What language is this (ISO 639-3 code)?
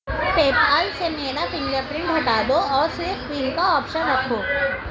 urd